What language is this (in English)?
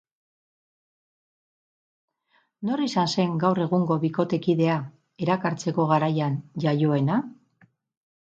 Basque